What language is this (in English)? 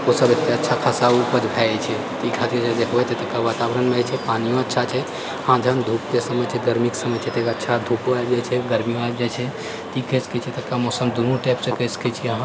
Maithili